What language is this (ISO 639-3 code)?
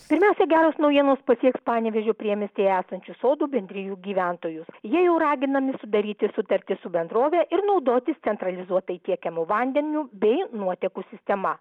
lit